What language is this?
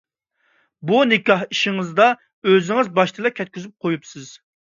Uyghur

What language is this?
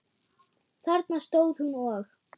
Icelandic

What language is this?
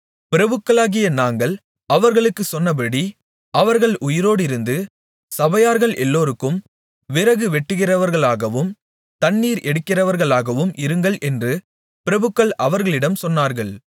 Tamil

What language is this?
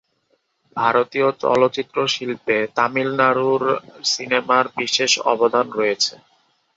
Bangla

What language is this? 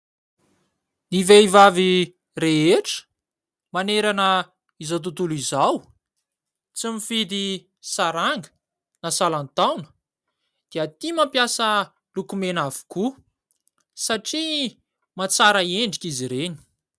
Malagasy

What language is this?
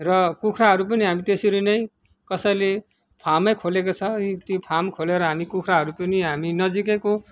Nepali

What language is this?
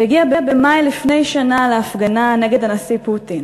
Hebrew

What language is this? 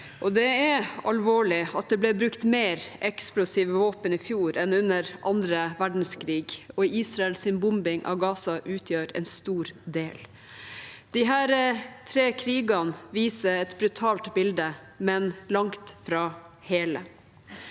Norwegian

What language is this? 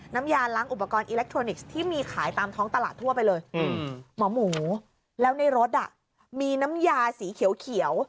Thai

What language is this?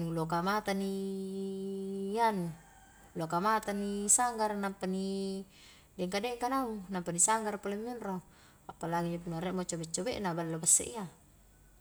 Highland Konjo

